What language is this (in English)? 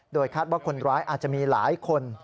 Thai